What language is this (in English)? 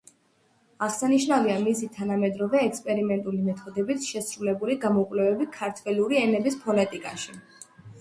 Georgian